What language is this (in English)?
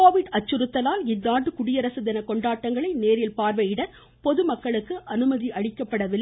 Tamil